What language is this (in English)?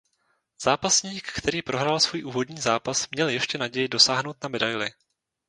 Czech